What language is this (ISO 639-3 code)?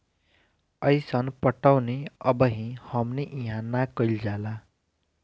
bho